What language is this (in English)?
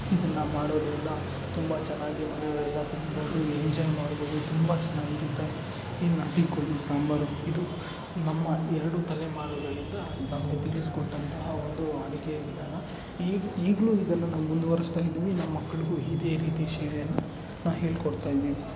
Kannada